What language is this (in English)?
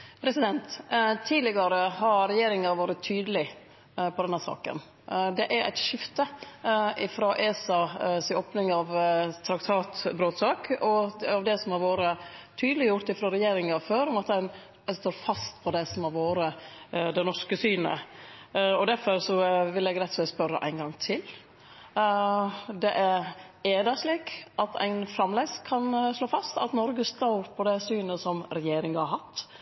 Norwegian Nynorsk